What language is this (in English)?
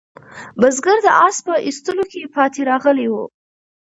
Pashto